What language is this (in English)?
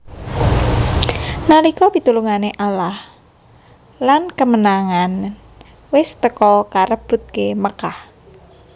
Javanese